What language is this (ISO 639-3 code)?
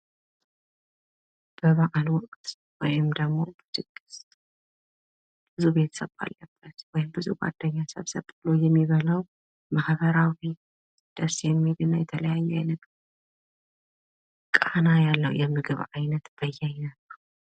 amh